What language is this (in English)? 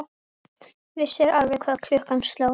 Icelandic